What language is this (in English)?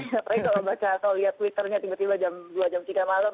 Indonesian